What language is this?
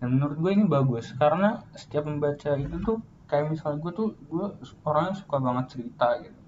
Indonesian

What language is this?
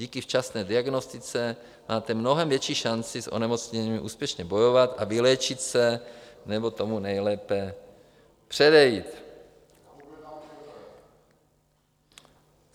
Czech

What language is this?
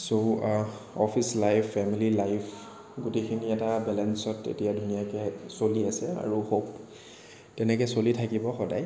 Assamese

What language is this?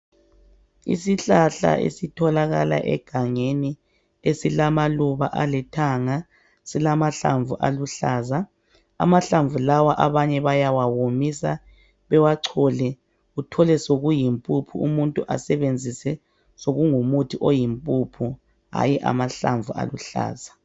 North Ndebele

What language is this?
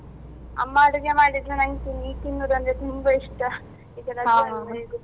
Kannada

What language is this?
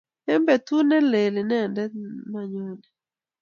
Kalenjin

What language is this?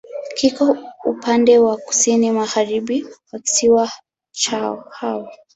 Swahili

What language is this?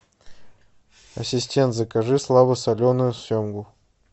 Russian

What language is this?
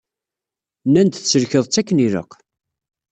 Kabyle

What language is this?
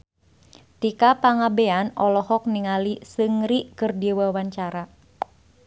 Sundanese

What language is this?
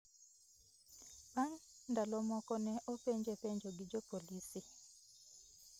Luo (Kenya and Tanzania)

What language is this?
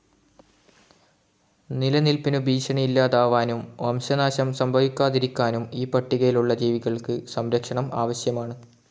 Malayalam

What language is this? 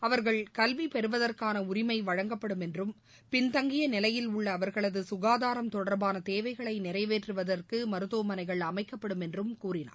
Tamil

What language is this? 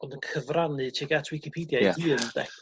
Welsh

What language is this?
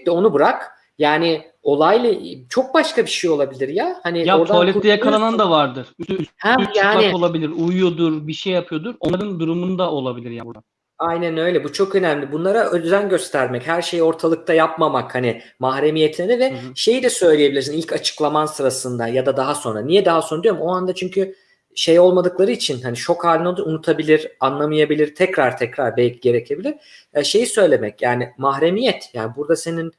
Turkish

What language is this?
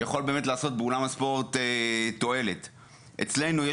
Hebrew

